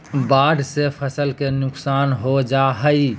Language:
Magahi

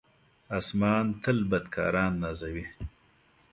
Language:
Pashto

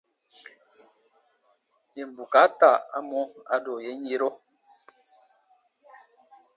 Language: Baatonum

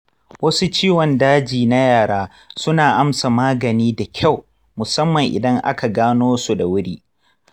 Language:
Hausa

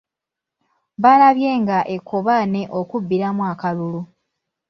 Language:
Ganda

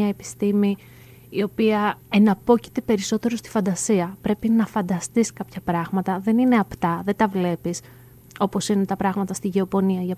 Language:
Greek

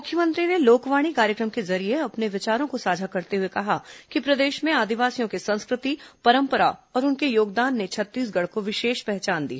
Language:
Hindi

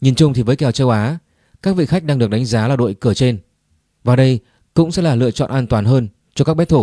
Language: Vietnamese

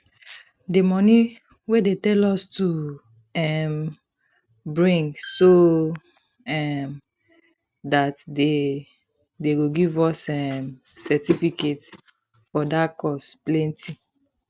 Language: Nigerian Pidgin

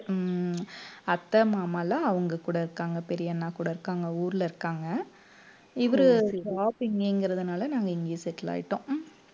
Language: Tamil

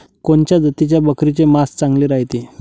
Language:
Marathi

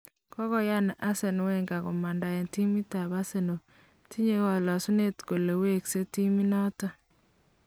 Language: Kalenjin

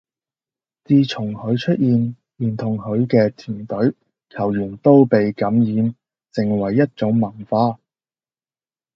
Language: Cantonese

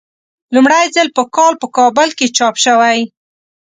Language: Pashto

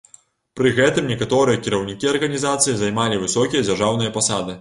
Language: Belarusian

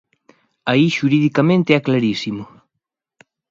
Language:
Galician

